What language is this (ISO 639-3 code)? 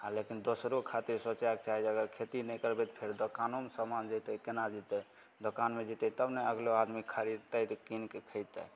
mai